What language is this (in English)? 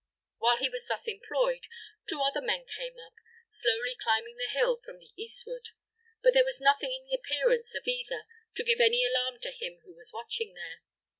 English